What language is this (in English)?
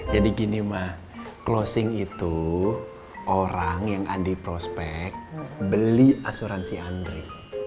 Indonesian